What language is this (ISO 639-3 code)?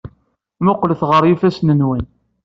kab